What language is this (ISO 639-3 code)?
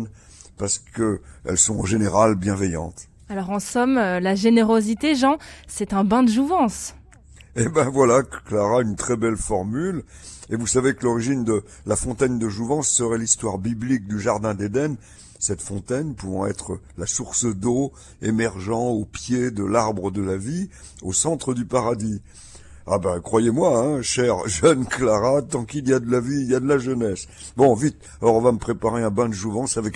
fra